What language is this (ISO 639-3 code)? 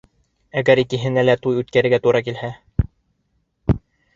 bak